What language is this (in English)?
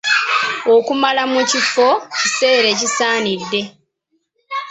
Ganda